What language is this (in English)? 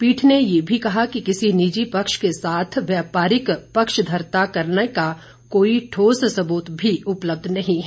Hindi